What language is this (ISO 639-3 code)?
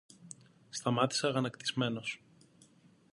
ell